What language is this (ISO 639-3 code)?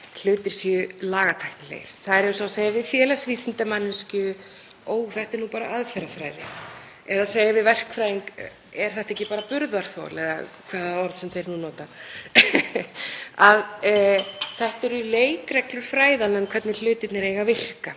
isl